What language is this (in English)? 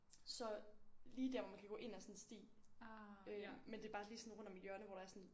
Danish